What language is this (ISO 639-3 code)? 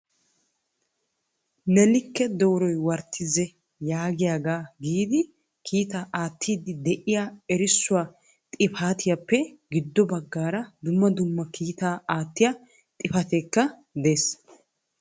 wal